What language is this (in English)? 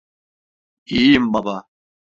Turkish